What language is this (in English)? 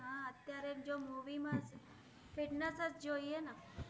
Gujarati